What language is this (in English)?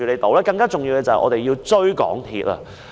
Cantonese